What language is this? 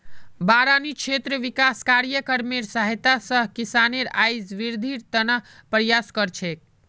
Magahi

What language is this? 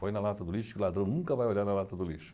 Portuguese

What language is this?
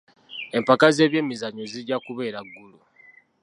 Ganda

